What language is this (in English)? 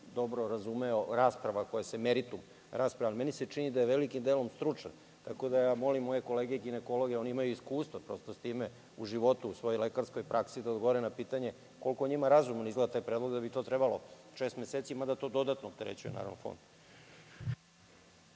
Serbian